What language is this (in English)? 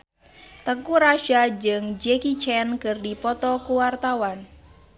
Sundanese